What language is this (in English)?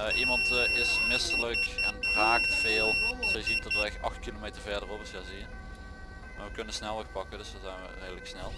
Dutch